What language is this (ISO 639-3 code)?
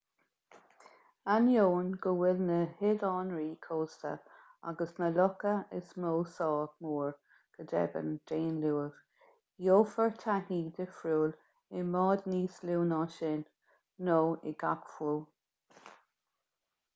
gle